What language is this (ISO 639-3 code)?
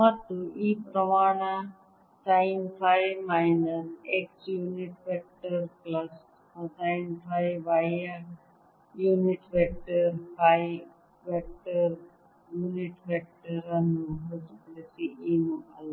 kan